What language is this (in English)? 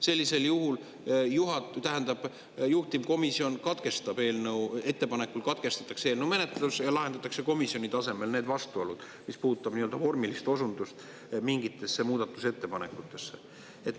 Estonian